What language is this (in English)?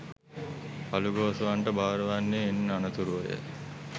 Sinhala